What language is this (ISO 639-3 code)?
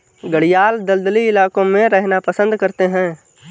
hin